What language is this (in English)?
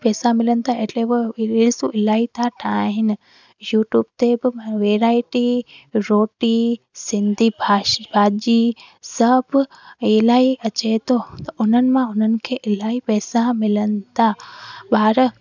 Sindhi